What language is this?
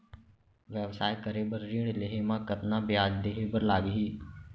Chhattisgarhi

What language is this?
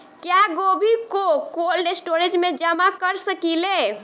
Bhojpuri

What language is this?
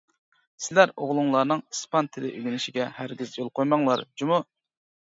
Uyghur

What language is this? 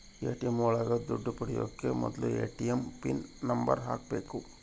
Kannada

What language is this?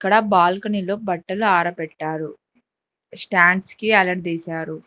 Telugu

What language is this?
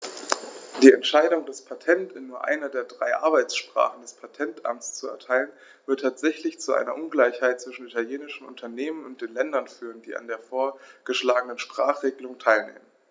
German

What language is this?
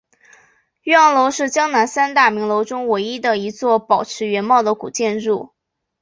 Chinese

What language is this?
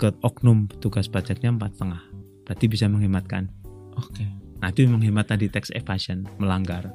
Indonesian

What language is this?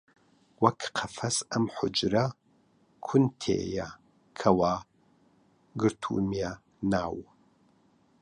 Central Kurdish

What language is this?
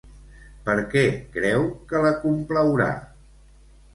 Catalan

